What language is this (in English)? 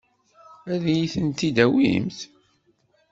Kabyle